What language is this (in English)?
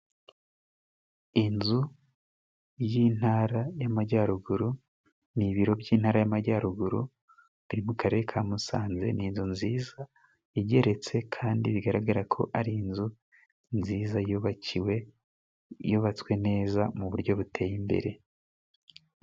Kinyarwanda